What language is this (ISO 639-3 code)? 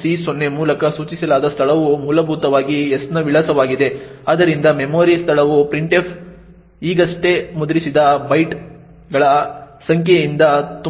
kan